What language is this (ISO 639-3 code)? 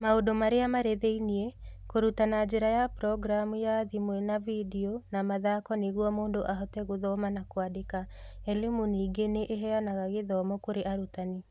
kik